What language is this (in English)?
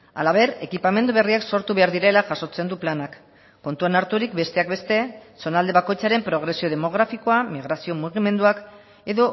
Basque